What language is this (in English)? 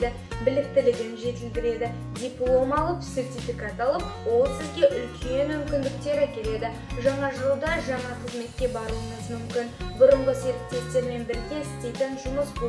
Russian